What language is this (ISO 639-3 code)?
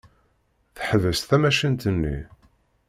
kab